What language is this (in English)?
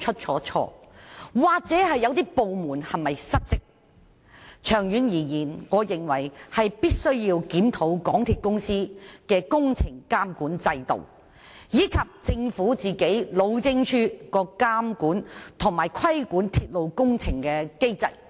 Cantonese